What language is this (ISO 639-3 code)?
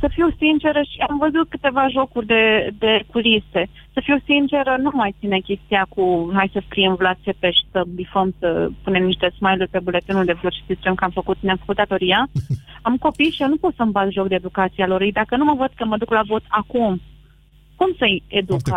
ron